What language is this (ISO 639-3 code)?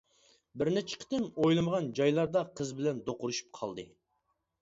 uig